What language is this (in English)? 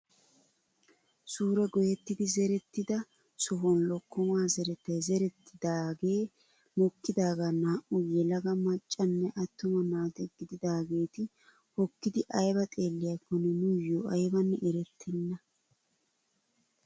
Wolaytta